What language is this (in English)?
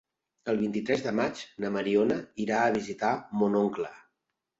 Catalan